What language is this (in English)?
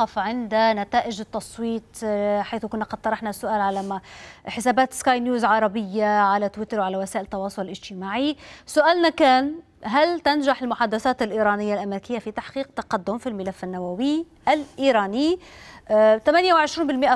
Arabic